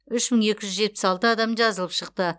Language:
Kazakh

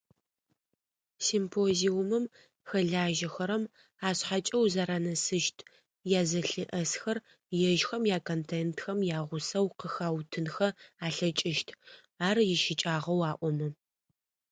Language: Adyghe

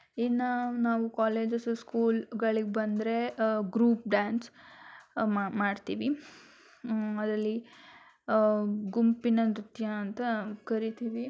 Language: Kannada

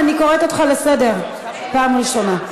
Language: Hebrew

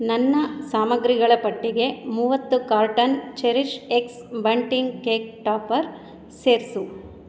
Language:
Kannada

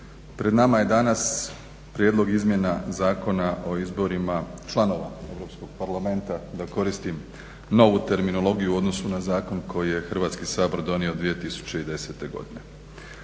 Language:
Croatian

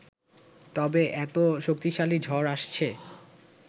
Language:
Bangla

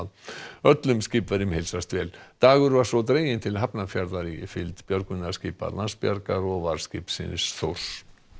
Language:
Icelandic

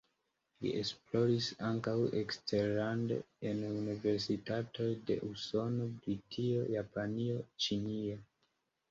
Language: Esperanto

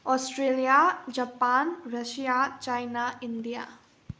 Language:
Manipuri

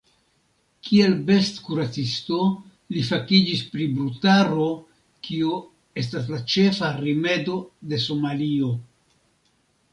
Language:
Esperanto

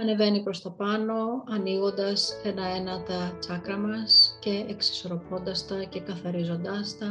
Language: Greek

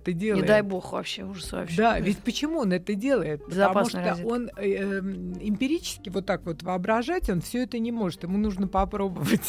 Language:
Russian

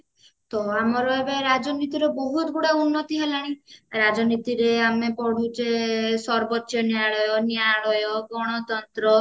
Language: Odia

